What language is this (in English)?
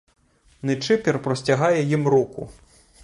Ukrainian